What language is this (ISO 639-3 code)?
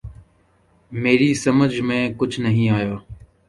urd